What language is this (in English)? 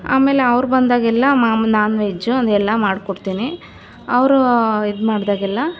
Kannada